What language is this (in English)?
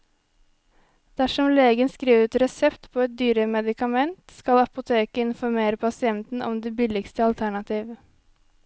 Norwegian